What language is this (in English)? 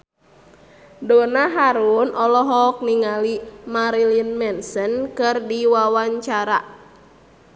Sundanese